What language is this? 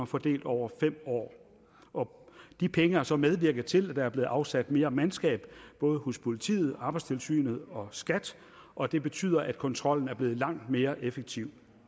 Danish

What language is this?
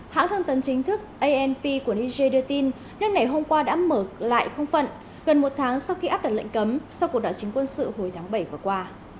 Vietnamese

